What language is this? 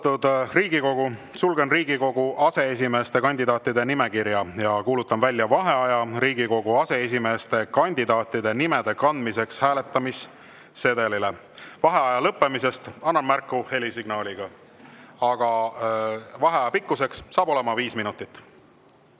Estonian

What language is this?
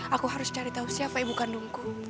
Indonesian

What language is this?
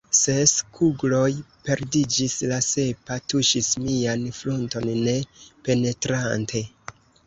Esperanto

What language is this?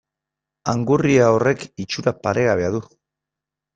Basque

